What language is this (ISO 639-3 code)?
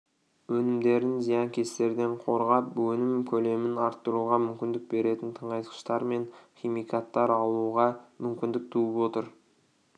kaz